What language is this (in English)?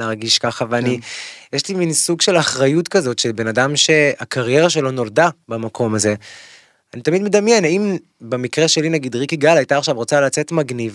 Hebrew